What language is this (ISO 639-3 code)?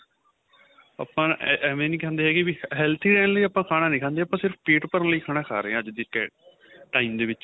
pan